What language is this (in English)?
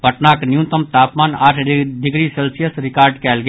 Maithili